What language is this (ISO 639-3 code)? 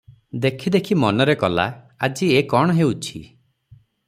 ori